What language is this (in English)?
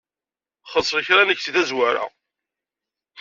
Kabyle